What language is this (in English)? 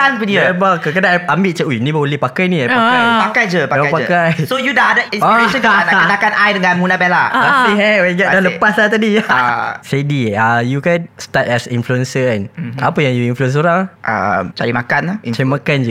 Malay